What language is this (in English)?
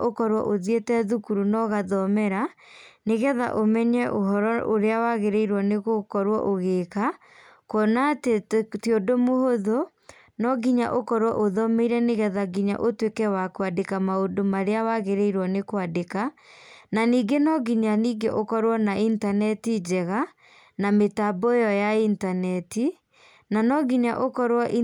Kikuyu